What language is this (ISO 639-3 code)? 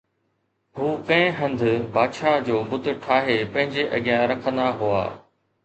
snd